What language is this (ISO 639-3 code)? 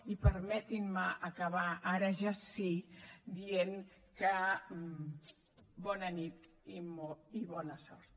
cat